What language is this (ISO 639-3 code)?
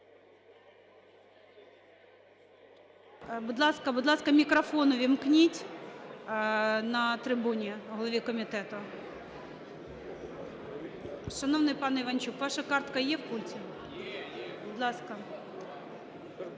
ukr